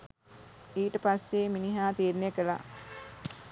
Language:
Sinhala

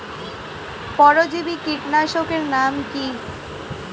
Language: Bangla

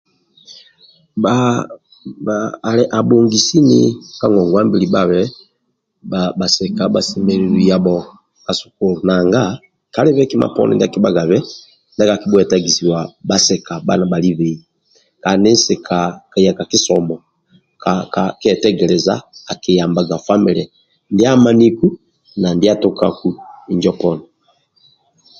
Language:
Amba (Uganda)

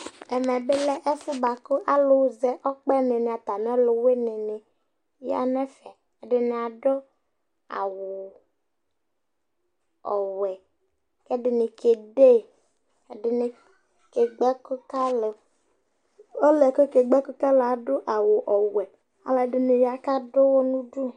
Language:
Ikposo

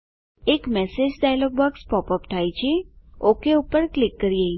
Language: Gujarati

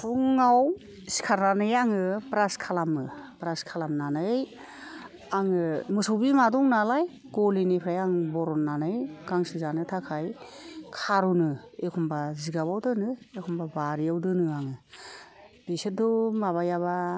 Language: Bodo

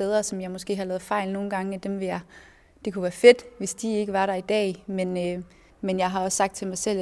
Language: Danish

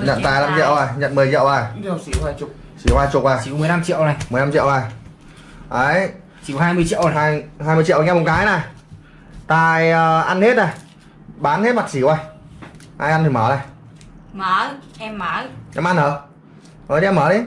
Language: Vietnamese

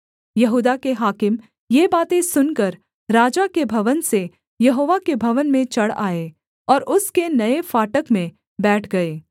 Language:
Hindi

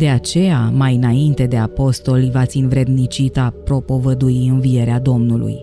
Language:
Romanian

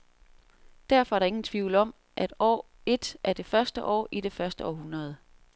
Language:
Danish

